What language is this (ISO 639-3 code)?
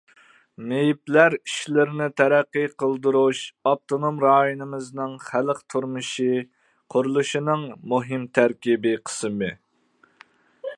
uig